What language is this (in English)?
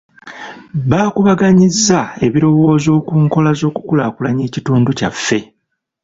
Ganda